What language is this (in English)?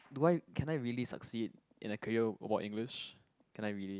English